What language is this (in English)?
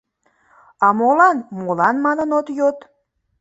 Mari